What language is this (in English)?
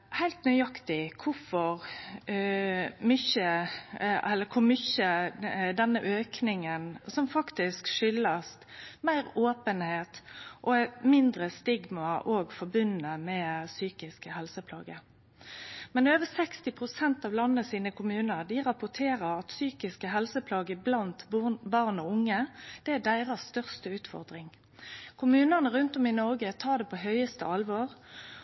Norwegian Nynorsk